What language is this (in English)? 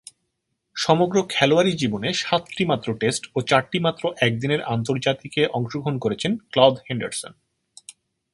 Bangla